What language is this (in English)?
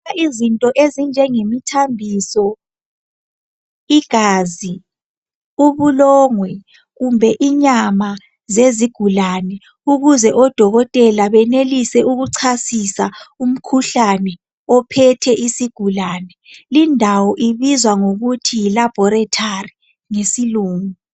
North Ndebele